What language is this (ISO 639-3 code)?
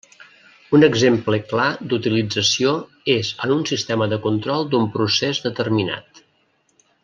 cat